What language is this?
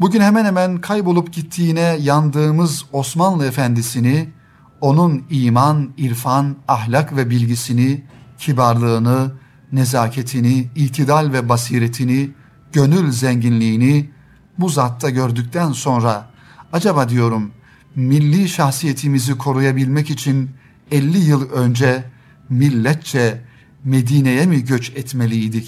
Turkish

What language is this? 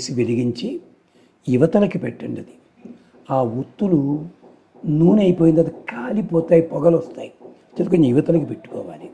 Telugu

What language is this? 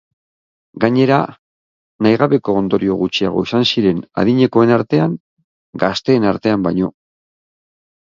Basque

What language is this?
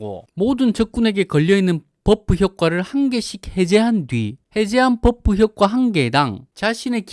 Korean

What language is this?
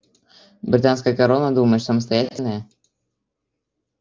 Russian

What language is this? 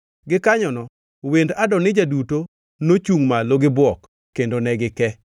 Luo (Kenya and Tanzania)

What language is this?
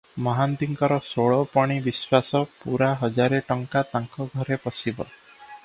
Odia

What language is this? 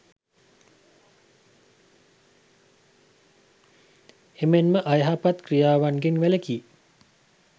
Sinhala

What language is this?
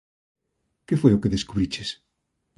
Galician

